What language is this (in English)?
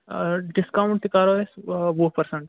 Kashmiri